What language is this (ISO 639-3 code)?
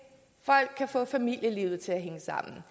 dan